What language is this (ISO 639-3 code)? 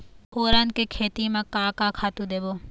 hne